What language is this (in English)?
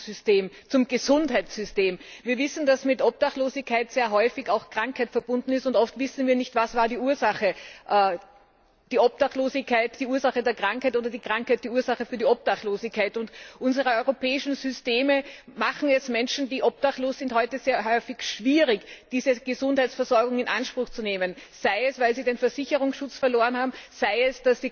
German